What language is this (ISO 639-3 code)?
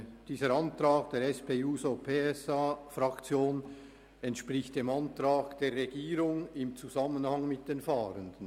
gsw